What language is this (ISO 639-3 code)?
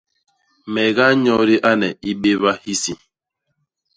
bas